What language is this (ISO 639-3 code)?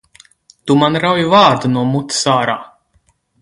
lav